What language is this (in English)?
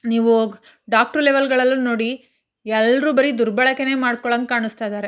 Kannada